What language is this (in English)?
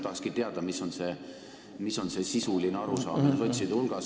Estonian